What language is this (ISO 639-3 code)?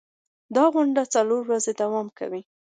pus